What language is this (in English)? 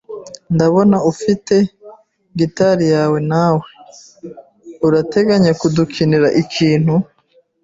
Kinyarwanda